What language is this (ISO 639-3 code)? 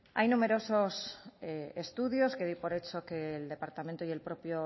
spa